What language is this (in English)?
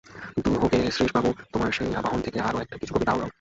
Bangla